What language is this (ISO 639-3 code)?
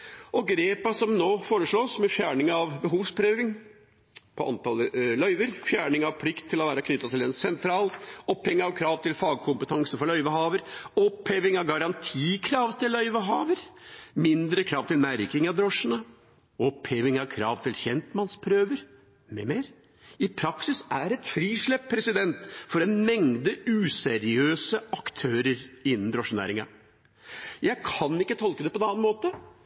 nob